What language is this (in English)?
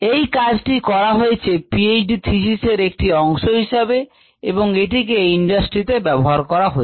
Bangla